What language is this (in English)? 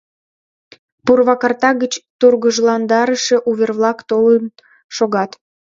Mari